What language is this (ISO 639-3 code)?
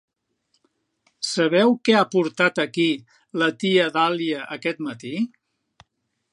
cat